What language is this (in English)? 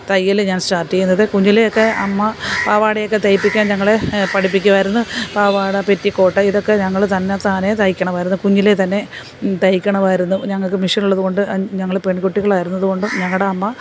Malayalam